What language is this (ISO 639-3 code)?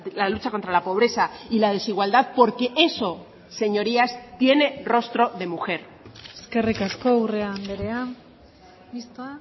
spa